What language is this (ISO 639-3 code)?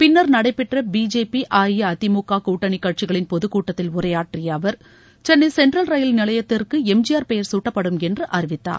tam